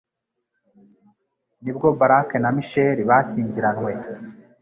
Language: Kinyarwanda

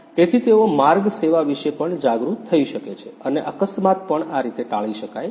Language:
Gujarati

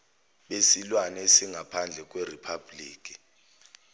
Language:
Zulu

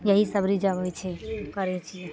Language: Maithili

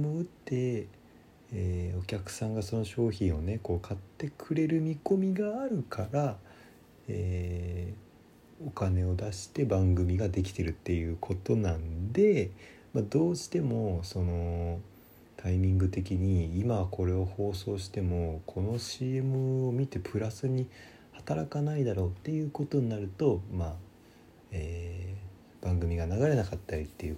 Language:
Japanese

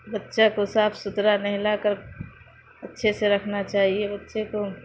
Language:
Urdu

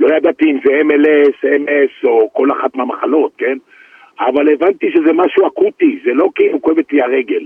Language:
Hebrew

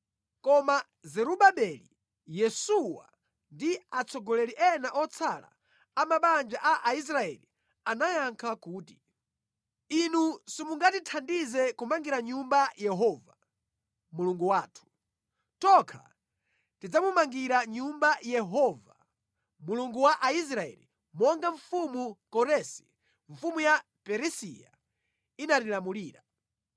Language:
Nyanja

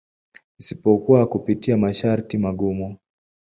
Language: Swahili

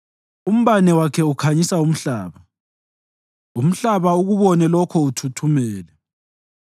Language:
North Ndebele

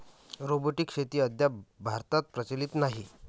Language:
Marathi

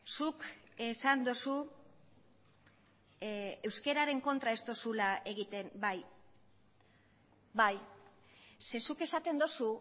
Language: Basque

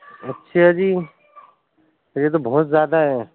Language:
Urdu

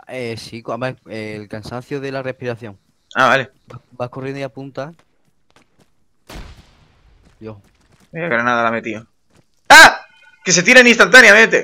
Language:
Spanish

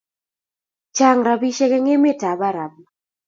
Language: Kalenjin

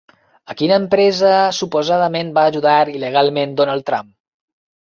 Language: Catalan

